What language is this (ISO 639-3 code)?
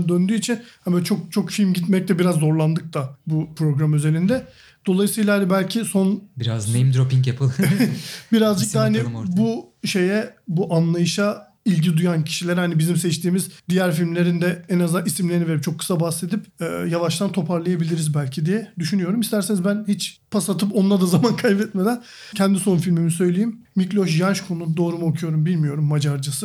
tur